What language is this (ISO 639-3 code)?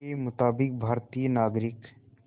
hin